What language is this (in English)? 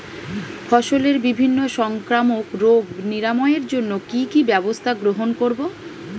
Bangla